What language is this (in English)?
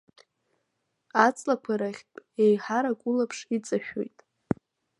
Abkhazian